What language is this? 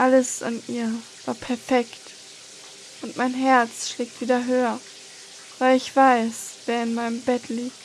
German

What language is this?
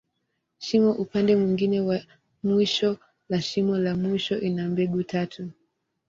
Swahili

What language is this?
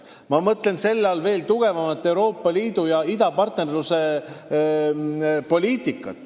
Estonian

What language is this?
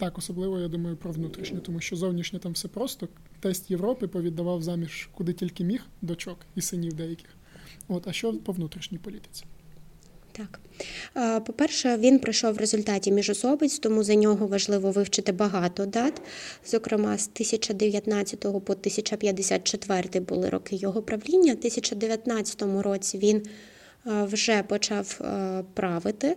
Ukrainian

